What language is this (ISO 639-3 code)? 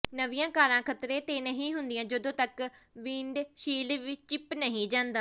pan